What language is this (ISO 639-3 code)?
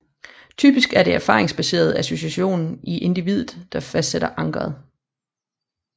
dan